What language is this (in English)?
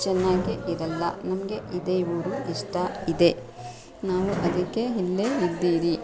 Kannada